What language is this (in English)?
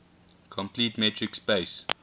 English